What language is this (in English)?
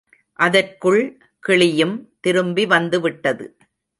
Tamil